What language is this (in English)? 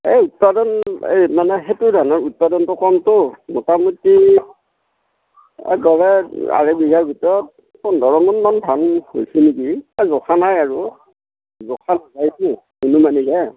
Assamese